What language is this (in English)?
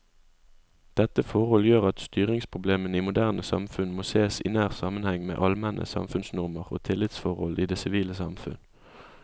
Norwegian